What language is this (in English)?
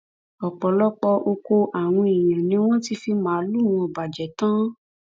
Yoruba